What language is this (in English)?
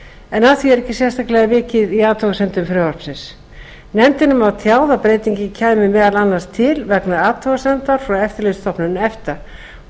Icelandic